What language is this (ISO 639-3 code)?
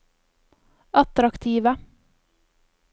nor